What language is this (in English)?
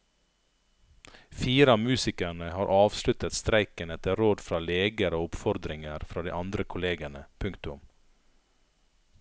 Norwegian